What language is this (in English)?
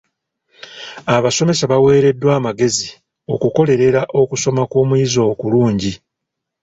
Ganda